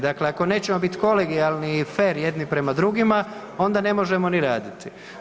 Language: Croatian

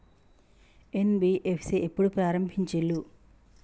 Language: Telugu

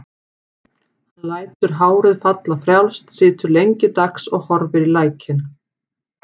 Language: Icelandic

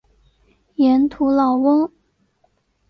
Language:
Chinese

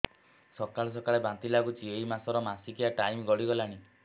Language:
Odia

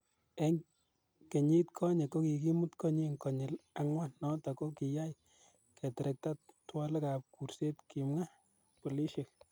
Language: Kalenjin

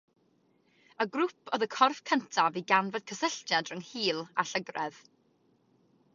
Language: Welsh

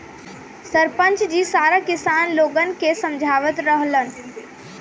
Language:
Bhojpuri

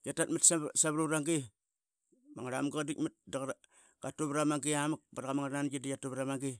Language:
Qaqet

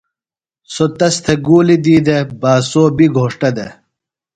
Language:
Phalura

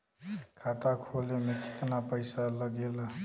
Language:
Bhojpuri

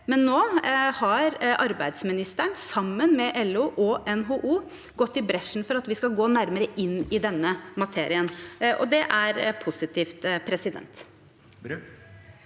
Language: Norwegian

